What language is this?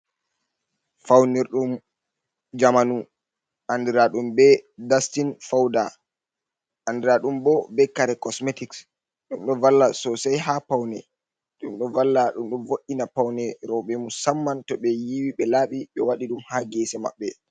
Fula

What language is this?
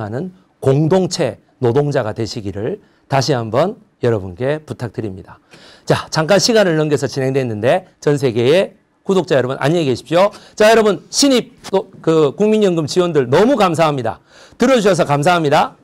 Korean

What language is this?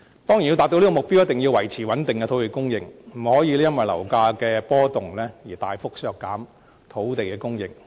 Cantonese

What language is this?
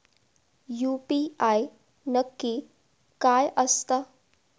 Marathi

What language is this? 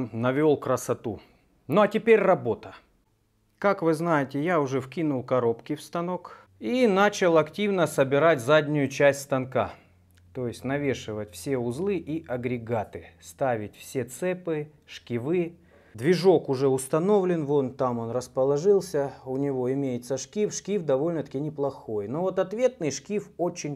Russian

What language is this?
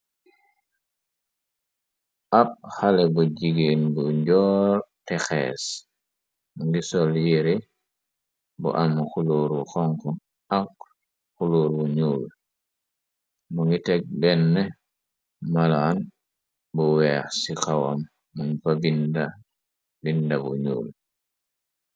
Wolof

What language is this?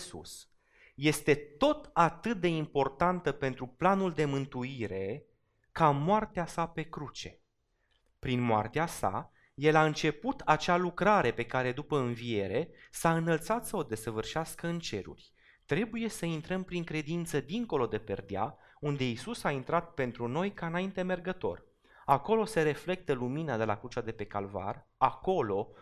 Romanian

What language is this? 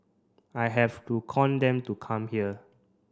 English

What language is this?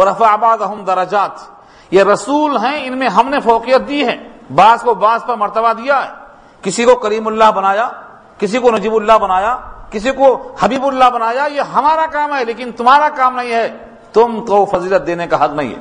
Urdu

